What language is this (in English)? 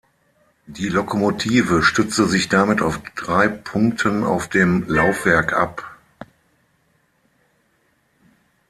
German